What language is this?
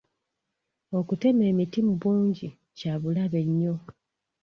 Ganda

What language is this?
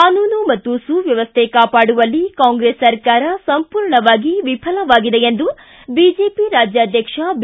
Kannada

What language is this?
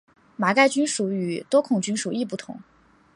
Chinese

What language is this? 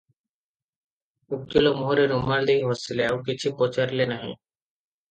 Odia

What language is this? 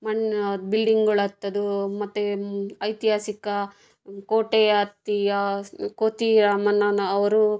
Kannada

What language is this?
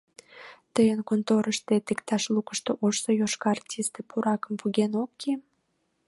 Mari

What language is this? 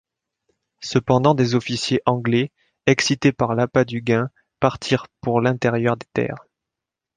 French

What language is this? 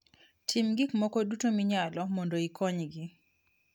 Luo (Kenya and Tanzania)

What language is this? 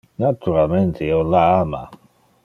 Interlingua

